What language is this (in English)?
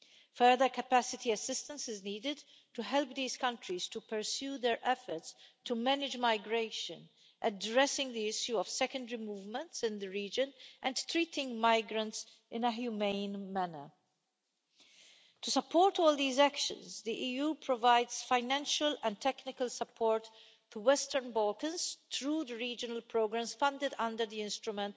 English